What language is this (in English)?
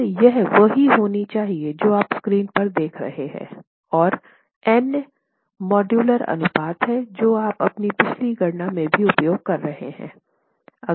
Hindi